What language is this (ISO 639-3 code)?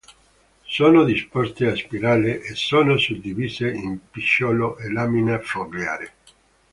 ita